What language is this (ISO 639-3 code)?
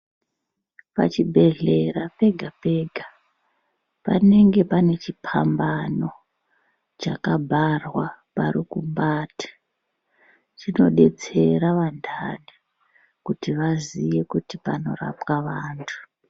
ndc